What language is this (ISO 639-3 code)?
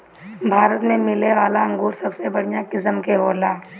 bho